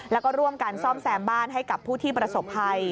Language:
Thai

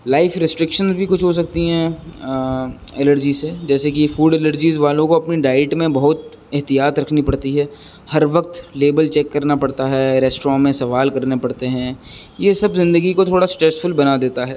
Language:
Urdu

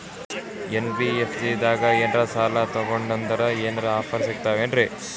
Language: Kannada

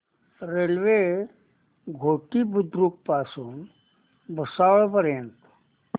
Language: Marathi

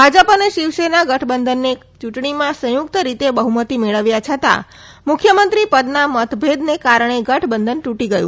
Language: Gujarati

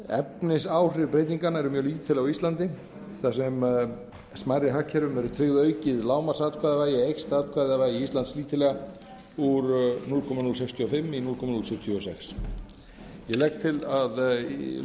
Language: Icelandic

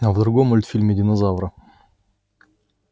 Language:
Russian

